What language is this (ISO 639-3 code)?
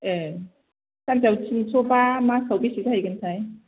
brx